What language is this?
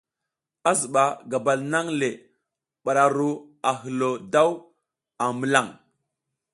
South Giziga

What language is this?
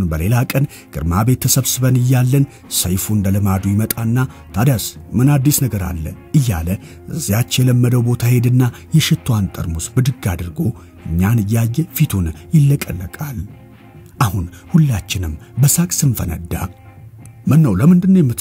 Arabic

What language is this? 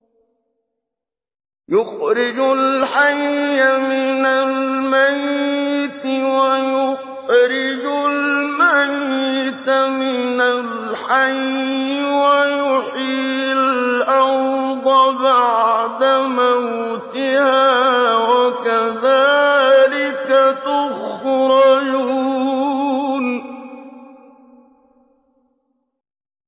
Arabic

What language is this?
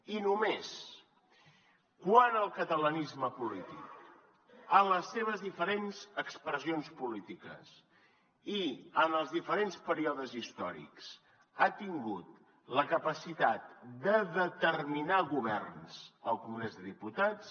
Catalan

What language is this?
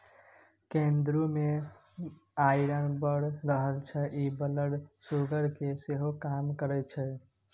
Maithili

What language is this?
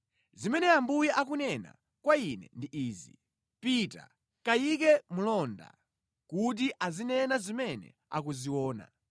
Nyanja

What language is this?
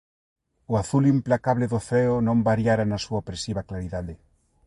Galician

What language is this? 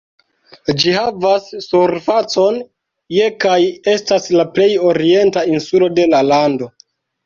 Esperanto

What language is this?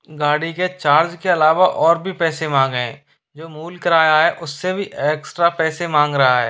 Hindi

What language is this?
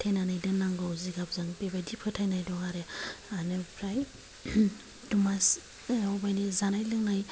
Bodo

